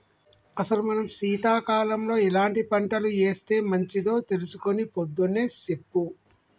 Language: Telugu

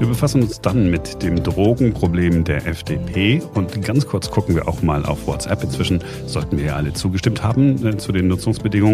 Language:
German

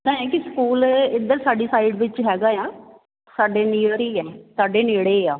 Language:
Punjabi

